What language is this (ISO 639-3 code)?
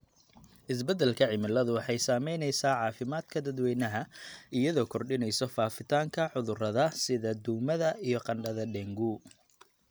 som